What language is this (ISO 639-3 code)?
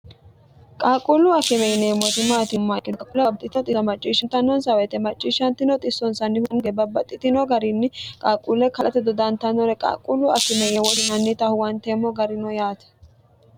sid